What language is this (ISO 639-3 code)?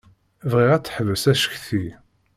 kab